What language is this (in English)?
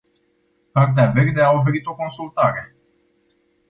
Romanian